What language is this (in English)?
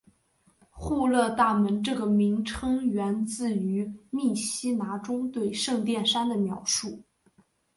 Chinese